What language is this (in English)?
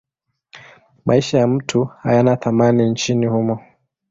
Swahili